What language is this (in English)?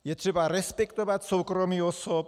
Czech